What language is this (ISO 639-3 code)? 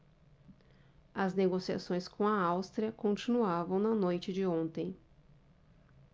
por